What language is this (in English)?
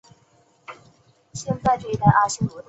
Chinese